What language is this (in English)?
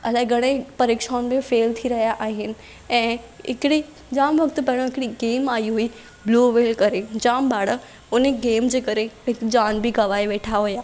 Sindhi